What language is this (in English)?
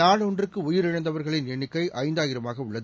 Tamil